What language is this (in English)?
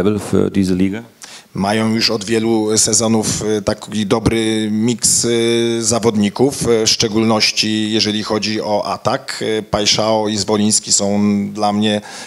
Polish